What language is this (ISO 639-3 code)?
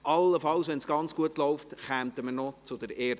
gsw